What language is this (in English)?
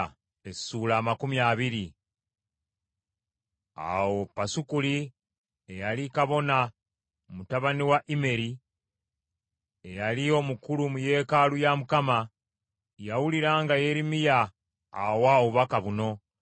Ganda